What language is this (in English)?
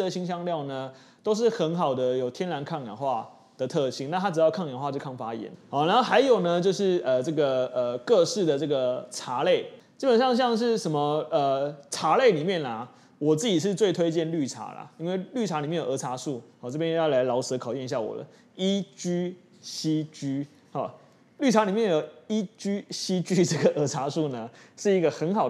Chinese